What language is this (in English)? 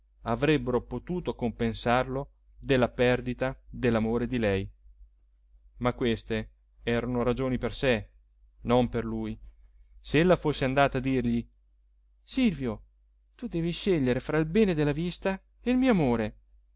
Italian